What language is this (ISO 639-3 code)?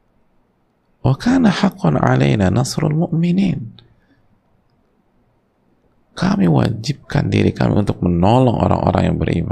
ind